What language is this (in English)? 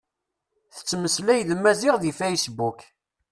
Kabyle